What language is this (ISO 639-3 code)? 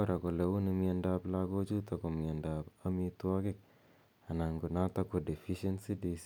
kln